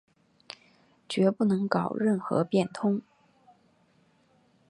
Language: Chinese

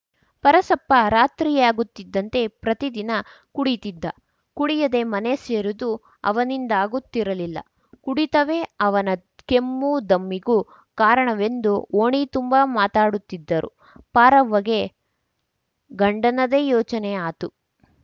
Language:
Kannada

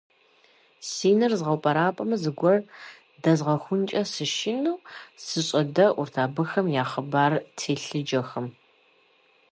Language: Kabardian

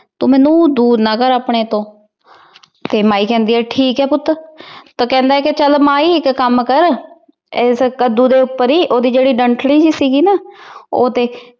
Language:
Punjabi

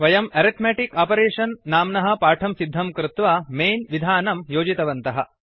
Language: Sanskrit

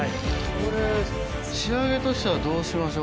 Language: Japanese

